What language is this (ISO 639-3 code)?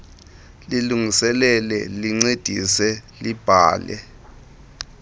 xho